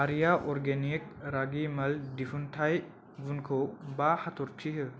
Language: Bodo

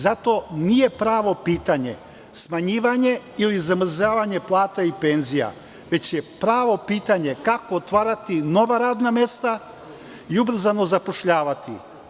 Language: Serbian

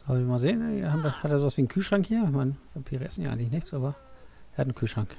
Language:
German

